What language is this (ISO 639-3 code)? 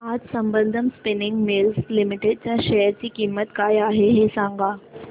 mar